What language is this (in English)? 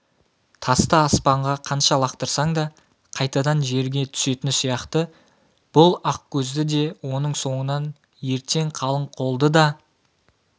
Kazakh